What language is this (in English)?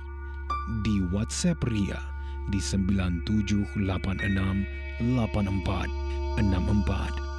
Malay